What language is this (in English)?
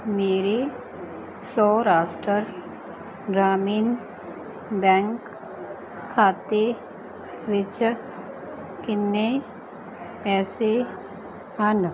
Punjabi